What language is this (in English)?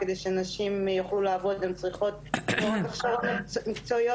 Hebrew